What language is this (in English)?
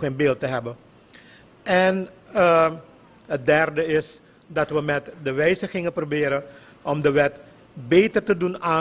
Dutch